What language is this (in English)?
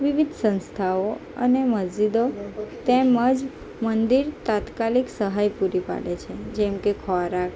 Gujarati